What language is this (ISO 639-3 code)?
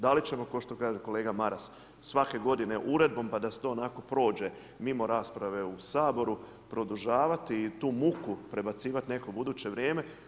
hrv